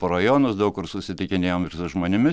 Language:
Lithuanian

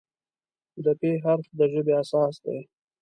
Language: Pashto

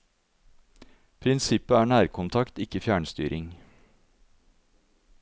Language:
Norwegian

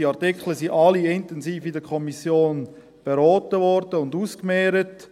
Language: Swiss German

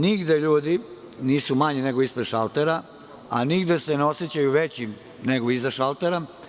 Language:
Serbian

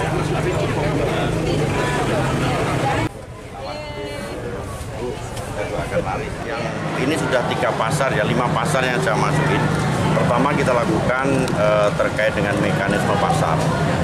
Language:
Indonesian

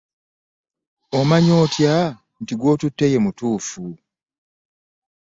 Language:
Ganda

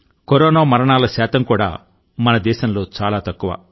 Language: Telugu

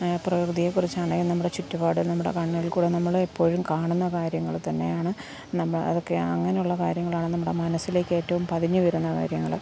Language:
Malayalam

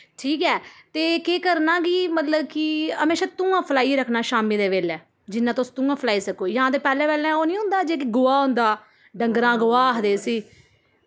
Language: Dogri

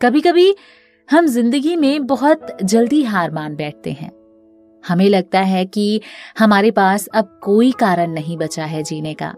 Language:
Hindi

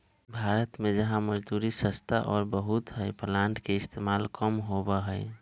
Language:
Magahi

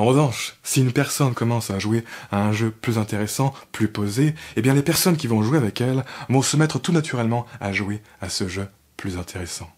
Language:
French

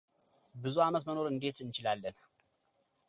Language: Amharic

